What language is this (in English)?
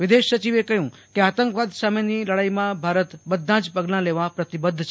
Gujarati